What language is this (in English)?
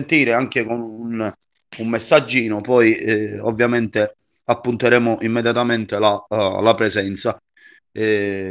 Italian